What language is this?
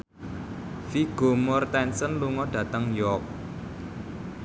Javanese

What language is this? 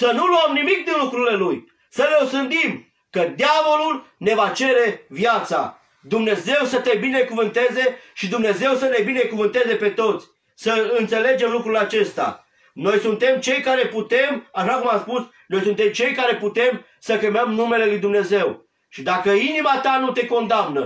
Romanian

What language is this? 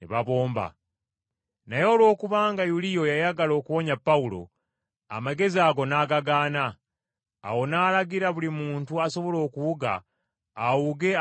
Ganda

